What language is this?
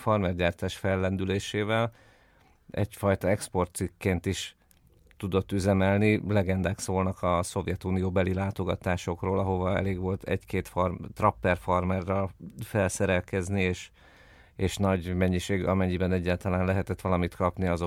Hungarian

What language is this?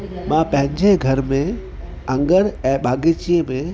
Sindhi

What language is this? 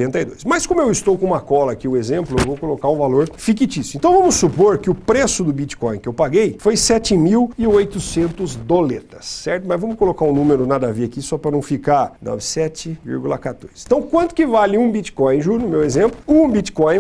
Portuguese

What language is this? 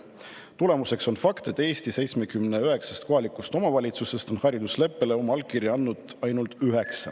Estonian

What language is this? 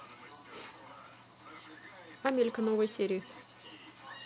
Russian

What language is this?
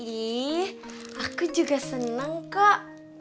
Indonesian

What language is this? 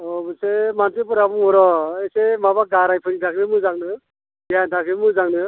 Bodo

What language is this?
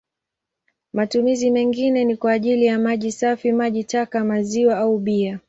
Swahili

